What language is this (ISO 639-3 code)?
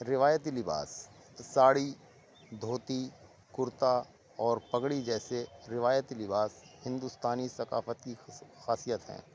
urd